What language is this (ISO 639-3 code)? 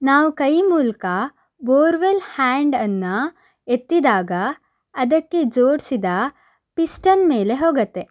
kan